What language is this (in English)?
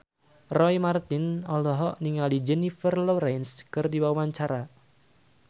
Sundanese